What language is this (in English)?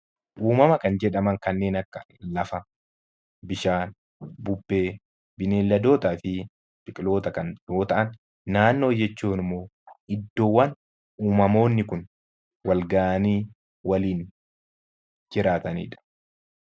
Oromo